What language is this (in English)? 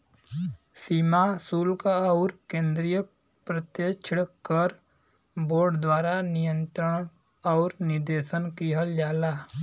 Bhojpuri